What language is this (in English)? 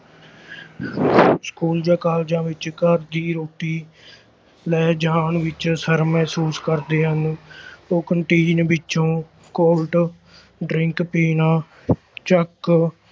Punjabi